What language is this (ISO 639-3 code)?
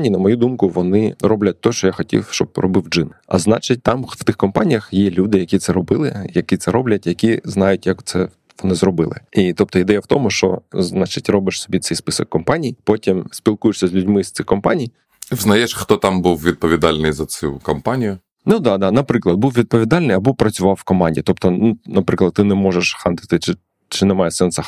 ukr